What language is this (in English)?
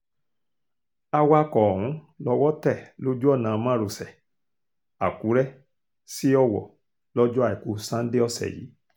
Yoruba